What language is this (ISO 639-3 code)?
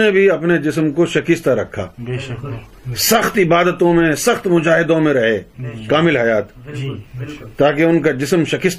urd